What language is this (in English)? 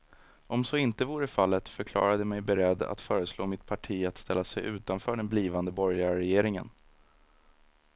Swedish